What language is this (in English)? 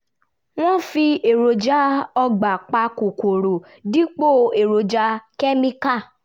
Yoruba